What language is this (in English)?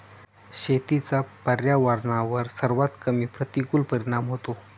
Marathi